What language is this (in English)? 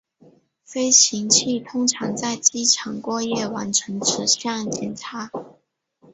Chinese